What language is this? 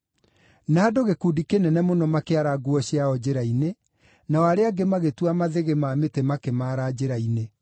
Kikuyu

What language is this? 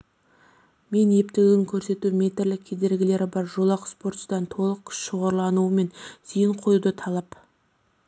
Kazakh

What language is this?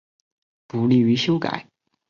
Chinese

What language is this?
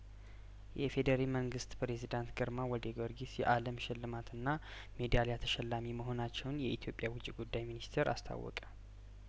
Amharic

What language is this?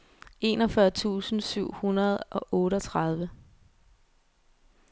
Danish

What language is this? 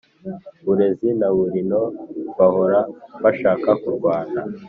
Kinyarwanda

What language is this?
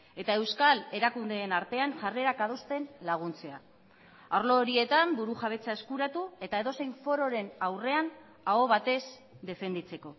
Basque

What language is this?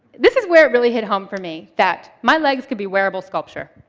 English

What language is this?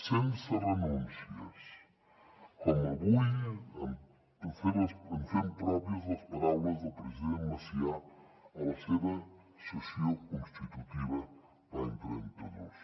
Catalan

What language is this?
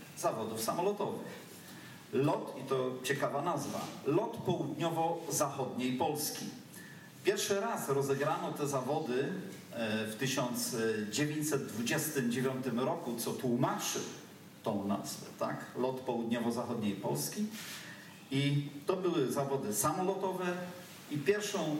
Polish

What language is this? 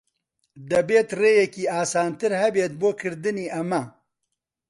Central Kurdish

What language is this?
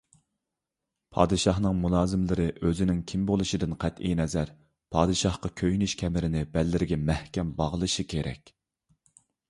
Uyghur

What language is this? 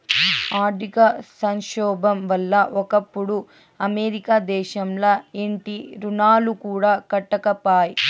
Telugu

